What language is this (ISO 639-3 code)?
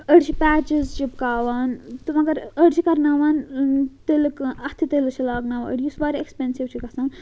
kas